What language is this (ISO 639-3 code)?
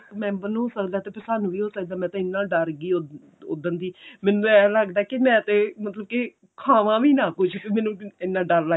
pan